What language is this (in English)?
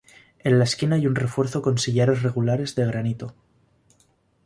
Spanish